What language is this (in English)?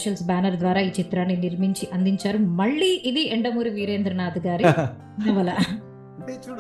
Telugu